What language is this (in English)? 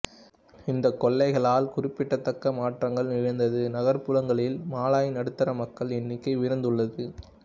Tamil